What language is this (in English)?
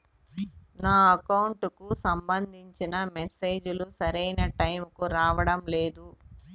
Telugu